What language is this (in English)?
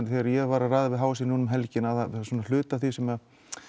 Icelandic